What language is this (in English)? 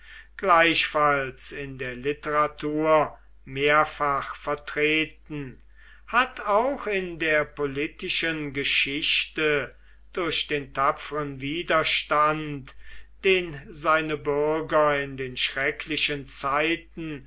German